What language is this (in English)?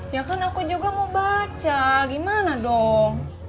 Indonesian